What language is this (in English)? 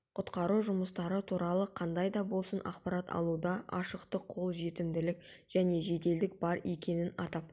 Kazakh